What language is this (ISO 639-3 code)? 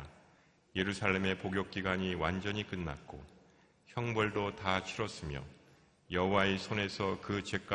kor